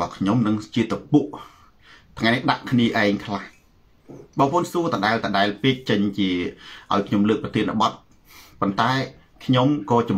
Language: Thai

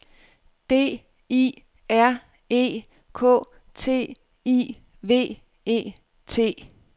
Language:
Danish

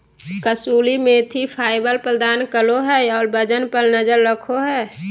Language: Magahi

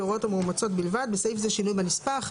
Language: Hebrew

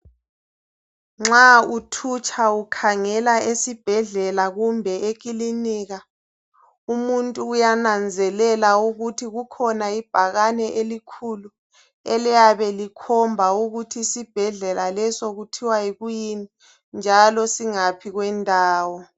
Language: North Ndebele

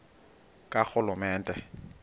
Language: Xhosa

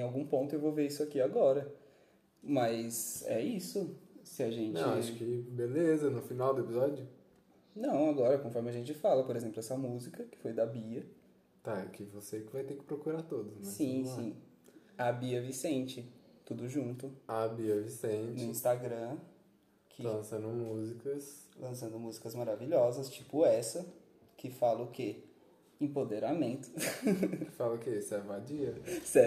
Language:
Portuguese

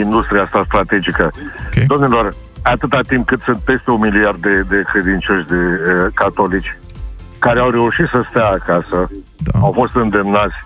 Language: Romanian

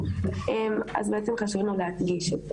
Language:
Hebrew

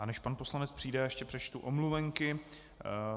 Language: Czech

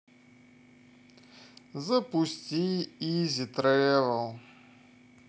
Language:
Russian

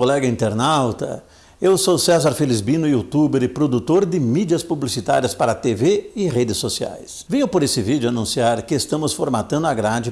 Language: Portuguese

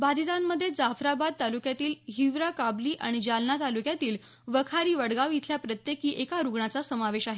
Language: Marathi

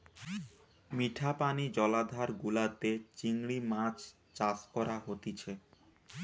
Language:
Bangla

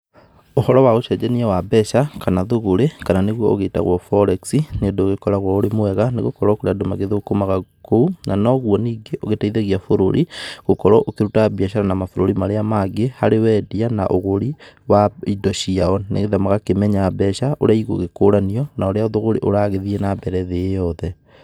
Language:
Kikuyu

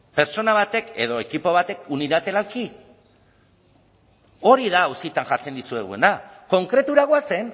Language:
Basque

